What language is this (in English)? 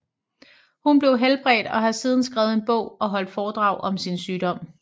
Danish